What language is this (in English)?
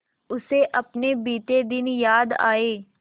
Hindi